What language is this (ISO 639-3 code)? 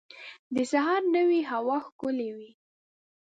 pus